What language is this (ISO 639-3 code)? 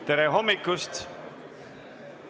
est